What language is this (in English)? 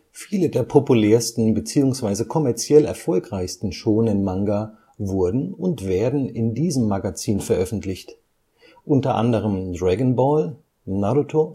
German